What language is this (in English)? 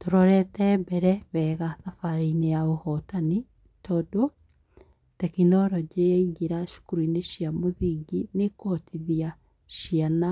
Kikuyu